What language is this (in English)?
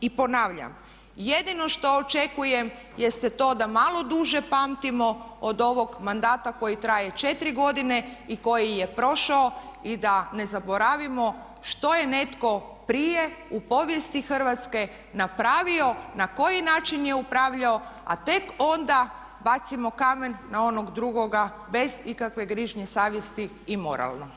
Croatian